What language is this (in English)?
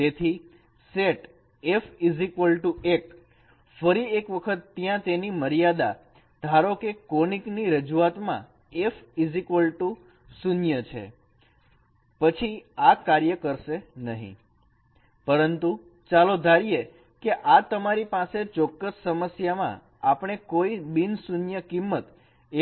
Gujarati